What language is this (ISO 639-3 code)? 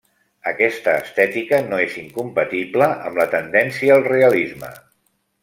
cat